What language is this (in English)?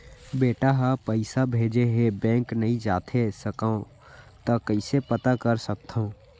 Chhattisgarhi